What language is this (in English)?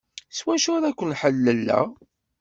Kabyle